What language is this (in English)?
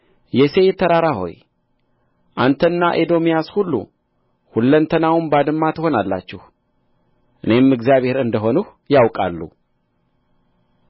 Amharic